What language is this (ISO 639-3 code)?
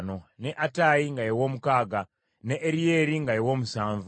lug